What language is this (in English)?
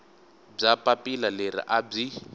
Tsonga